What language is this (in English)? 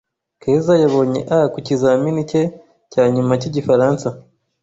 Kinyarwanda